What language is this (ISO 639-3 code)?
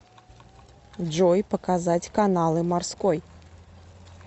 rus